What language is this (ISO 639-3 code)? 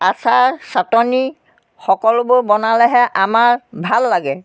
asm